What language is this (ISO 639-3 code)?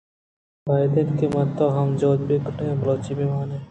bgp